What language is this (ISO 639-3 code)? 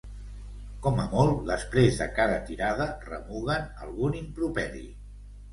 cat